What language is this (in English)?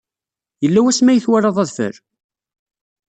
Kabyle